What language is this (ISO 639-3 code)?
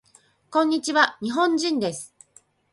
jpn